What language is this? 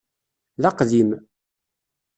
Kabyle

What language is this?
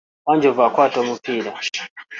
Ganda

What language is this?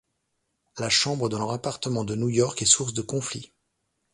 French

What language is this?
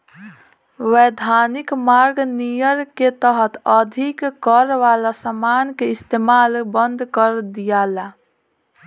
Bhojpuri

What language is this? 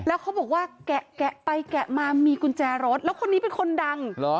Thai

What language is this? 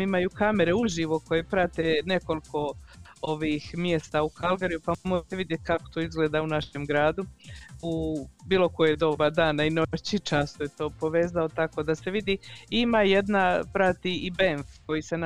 Croatian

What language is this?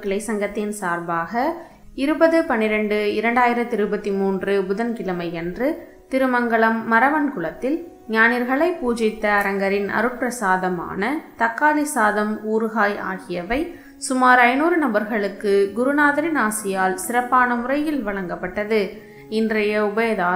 Tamil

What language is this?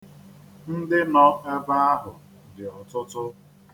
Igbo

